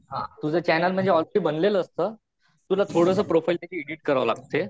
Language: Marathi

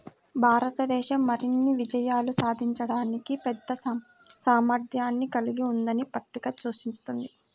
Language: Telugu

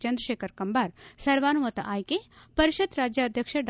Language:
Kannada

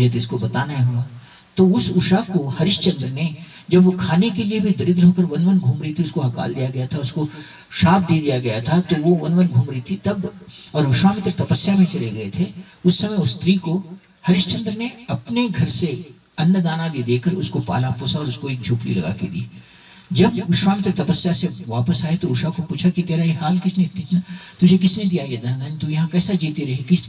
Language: Hindi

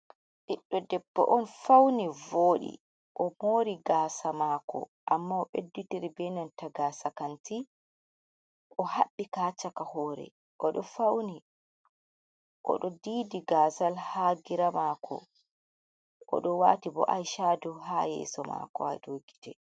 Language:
Fula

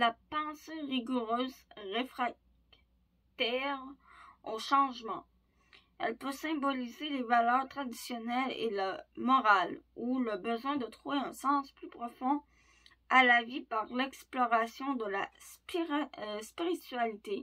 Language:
French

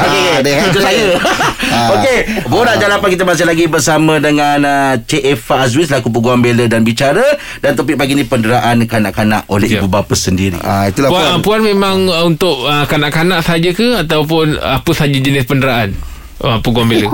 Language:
Malay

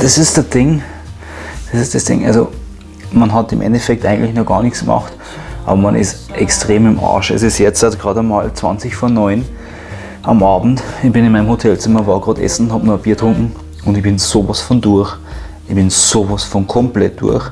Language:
German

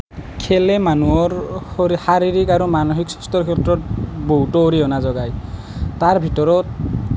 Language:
Assamese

